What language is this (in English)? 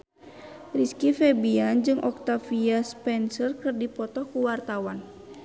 Sundanese